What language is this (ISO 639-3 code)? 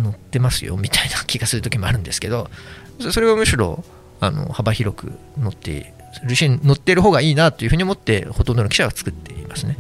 jpn